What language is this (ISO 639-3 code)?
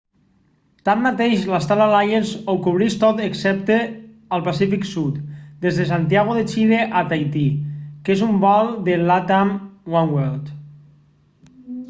cat